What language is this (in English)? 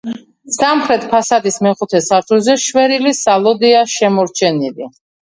Georgian